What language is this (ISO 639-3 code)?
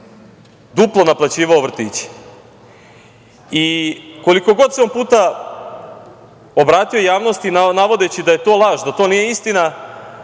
srp